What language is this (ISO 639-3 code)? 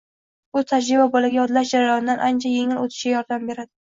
uzb